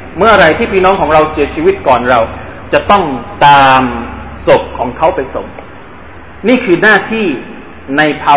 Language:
Thai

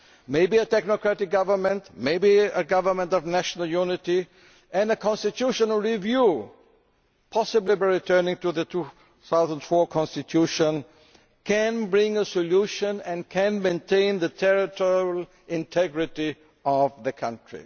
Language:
English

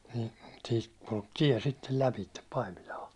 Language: Finnish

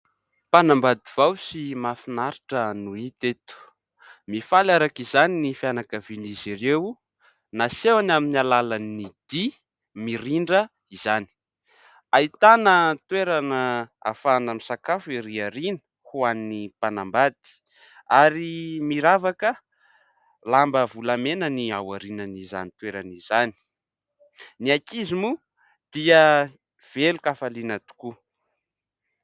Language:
Malagasy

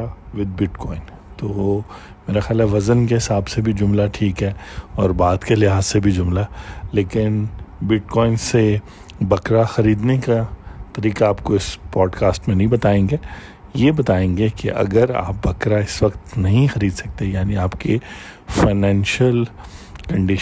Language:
Urdu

